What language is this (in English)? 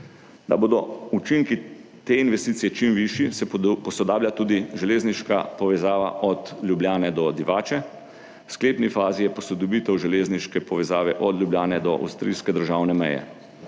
Slovenian